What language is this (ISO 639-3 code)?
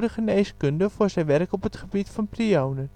nld